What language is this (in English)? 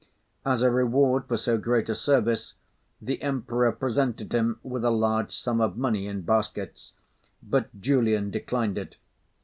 English